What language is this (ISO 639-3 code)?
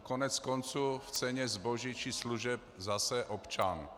ces